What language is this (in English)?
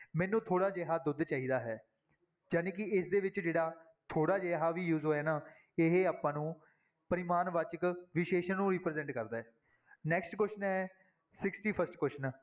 Punjabi